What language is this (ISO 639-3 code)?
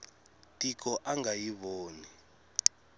tso